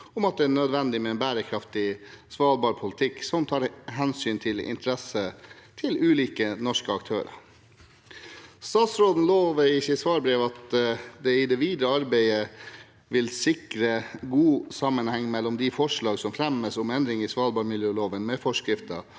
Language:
Norwegian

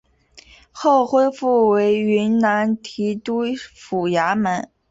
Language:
Chinese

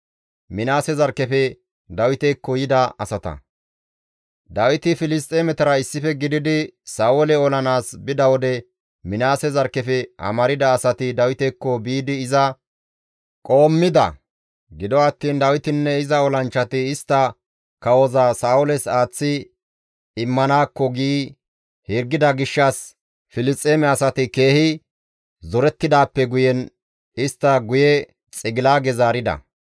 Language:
Gamo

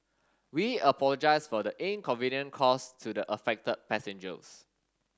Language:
English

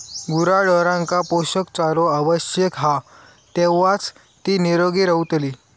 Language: Marathi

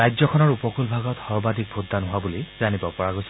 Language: Assamese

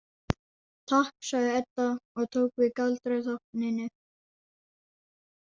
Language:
Icelandic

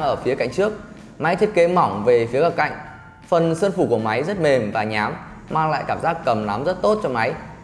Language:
Vietnamese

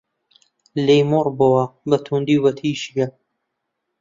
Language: Central Kurdish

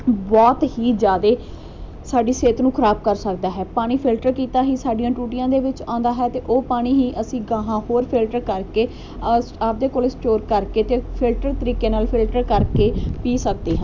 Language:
Punjabi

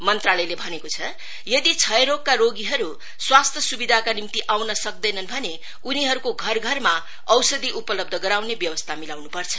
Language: Nepali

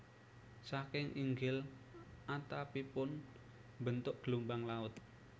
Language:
Javanese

